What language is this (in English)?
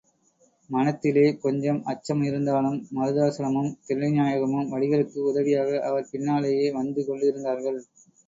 Tamil